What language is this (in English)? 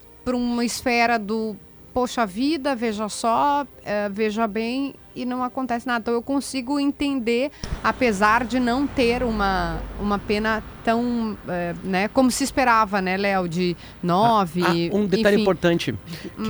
Portuguese